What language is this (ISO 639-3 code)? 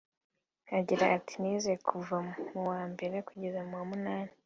kin